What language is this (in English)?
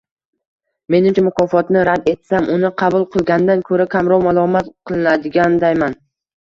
Uzbek